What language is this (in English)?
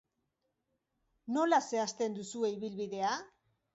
Basque